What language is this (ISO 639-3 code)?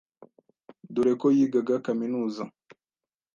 kin